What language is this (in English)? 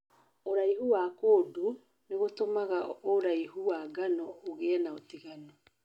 Kikuyu